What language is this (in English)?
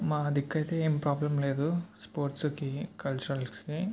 Telugu